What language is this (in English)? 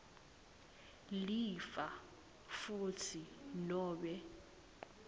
Swati